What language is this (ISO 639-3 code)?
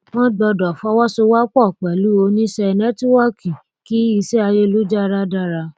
yor